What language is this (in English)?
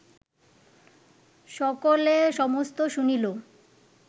Bangla